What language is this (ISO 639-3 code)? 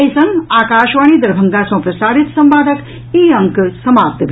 mai